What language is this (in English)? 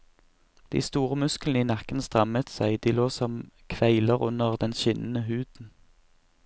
Norwegian